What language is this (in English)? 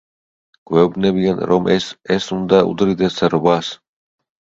Georgian